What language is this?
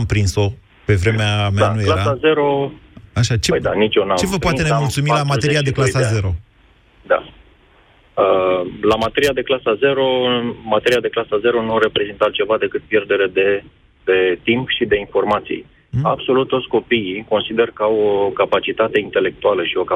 Romanian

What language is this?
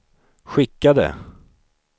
Swedish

